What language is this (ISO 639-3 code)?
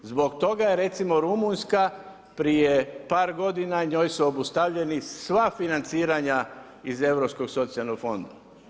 hrv